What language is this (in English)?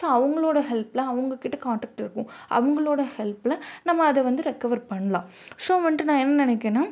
Tamil